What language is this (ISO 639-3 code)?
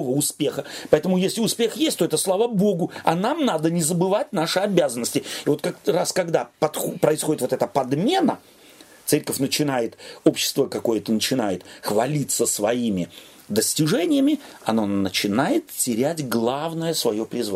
rus